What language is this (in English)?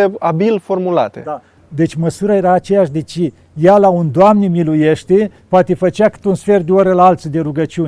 Romanian